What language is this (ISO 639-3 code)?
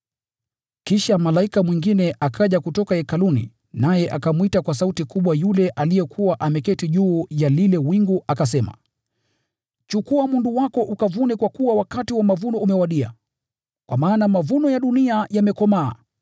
swa